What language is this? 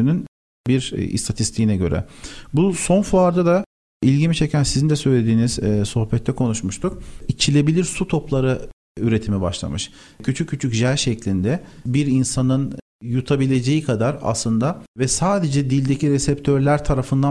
Turkish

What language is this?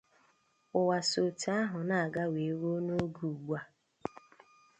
Igbo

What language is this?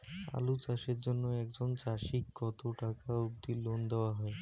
Bangla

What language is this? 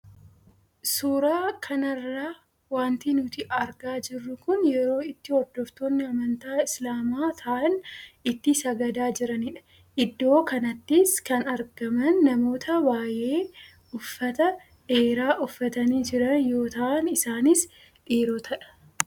Oromo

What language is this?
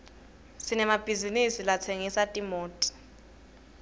Swati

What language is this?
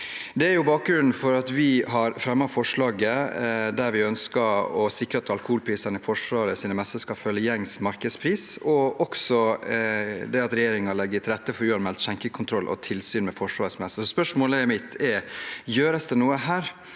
Norwegian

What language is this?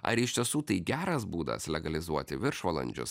Lithuanian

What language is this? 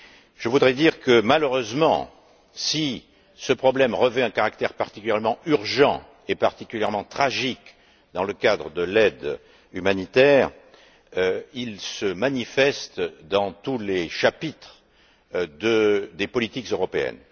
French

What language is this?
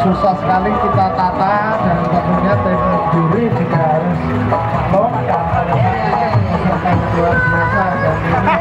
Indonesian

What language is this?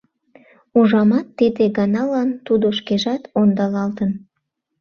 Mari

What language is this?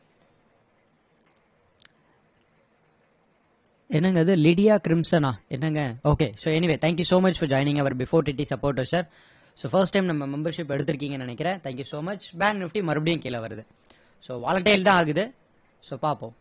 Tamil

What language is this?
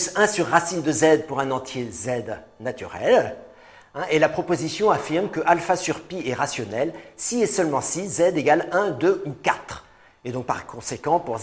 French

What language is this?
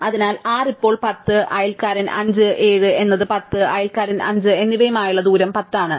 Malayalam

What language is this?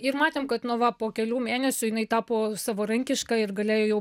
Lithuanian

